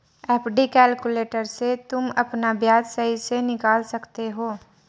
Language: Hindi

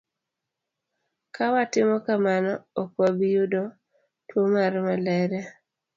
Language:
Luo (Kenya and Tanzania)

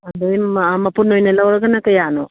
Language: Manipuri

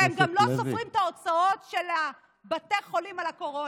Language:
Hebrew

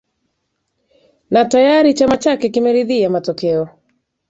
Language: Swahili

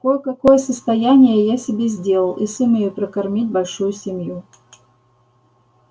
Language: Russian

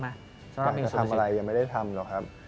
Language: Thai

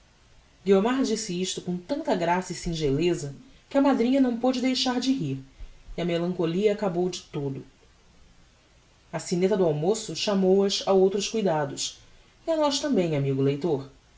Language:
Portuguese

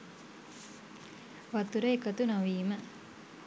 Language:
Sinhala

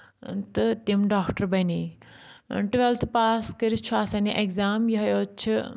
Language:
Kashmiri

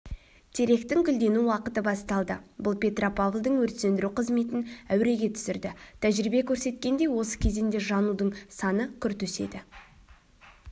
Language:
Kazakh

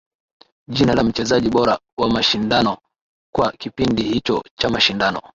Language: Swahili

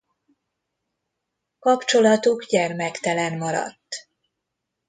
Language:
Hungarian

